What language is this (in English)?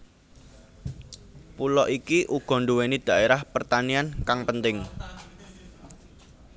Javanese